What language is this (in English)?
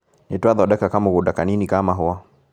Kikuyu